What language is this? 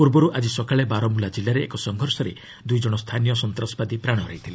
Odia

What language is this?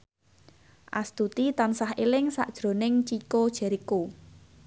Javanese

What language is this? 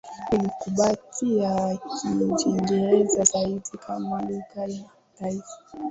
Swahili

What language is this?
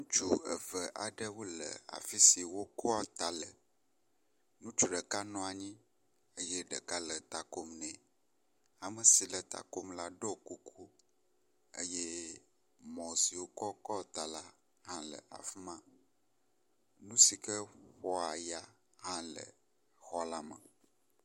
Ewe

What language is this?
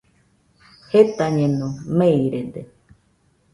Nüpode Huitoto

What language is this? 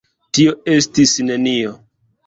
Esperanto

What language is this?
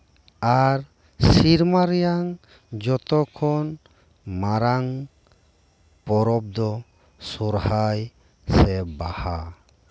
Santali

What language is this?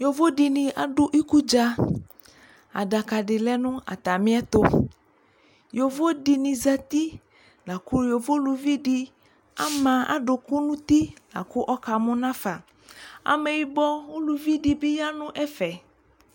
Ikposo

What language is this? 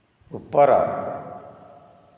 Odia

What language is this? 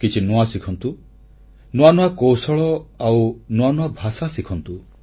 Odia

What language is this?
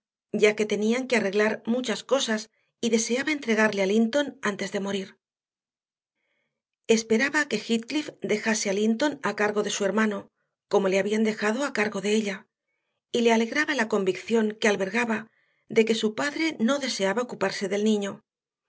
Spanish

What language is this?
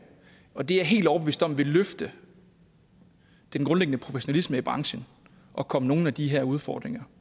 Danish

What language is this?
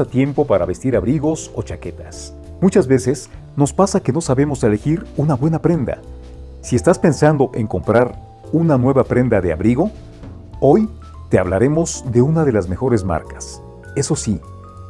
Spanish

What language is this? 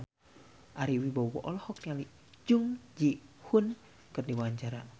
Sundanese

